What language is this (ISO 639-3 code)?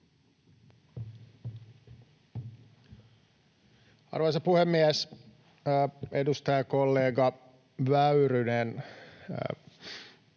fin